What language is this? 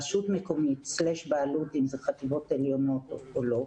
Hebrew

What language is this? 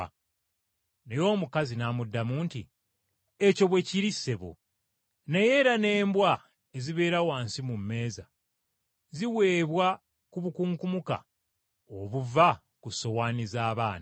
Ganda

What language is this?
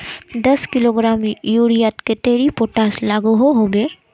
Magahi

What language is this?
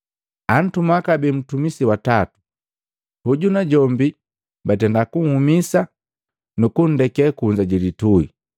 Matengo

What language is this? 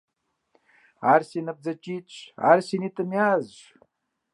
Kabardian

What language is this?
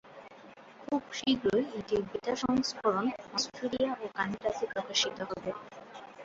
Bangla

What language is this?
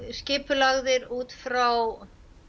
Icelandic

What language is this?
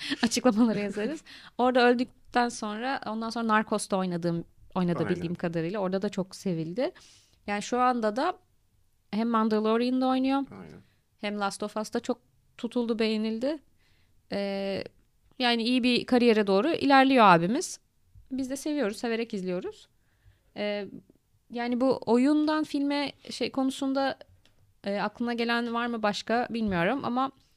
Turkish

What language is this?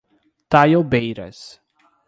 Portuguese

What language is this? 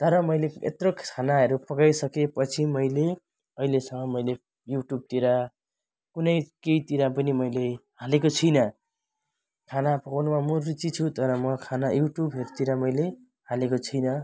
Nepali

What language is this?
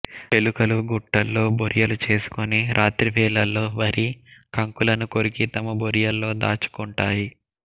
Telugu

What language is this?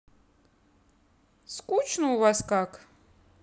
Russian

